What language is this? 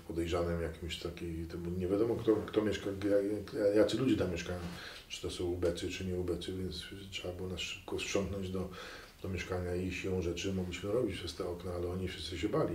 Polish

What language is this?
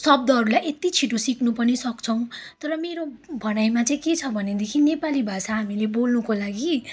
Nepali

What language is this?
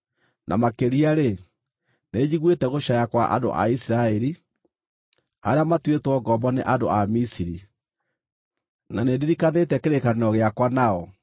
Kikuyu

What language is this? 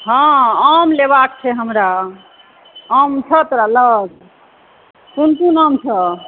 Maithili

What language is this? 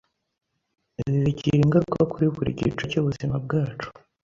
Kinyarwanda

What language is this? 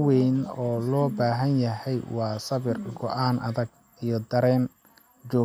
Somali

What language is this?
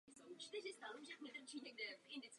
Czech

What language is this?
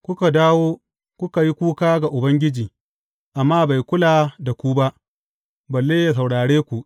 Hausa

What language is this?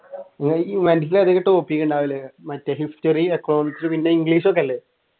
Malayalam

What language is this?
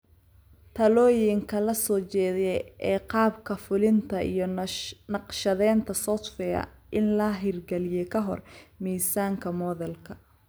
Somali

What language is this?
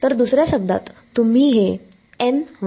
Marathi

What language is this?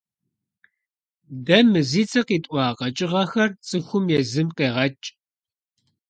Kabardian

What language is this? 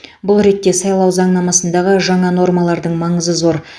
Kazakh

